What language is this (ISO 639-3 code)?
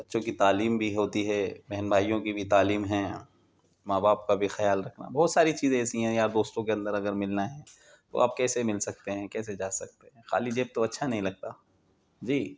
urd